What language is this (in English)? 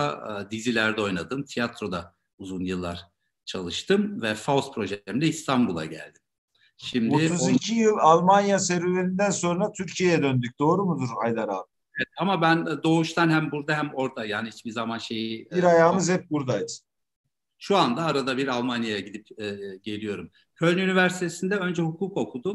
Turkish